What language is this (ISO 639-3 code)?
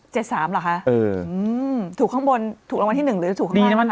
tha